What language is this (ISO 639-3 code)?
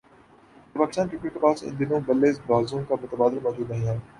urd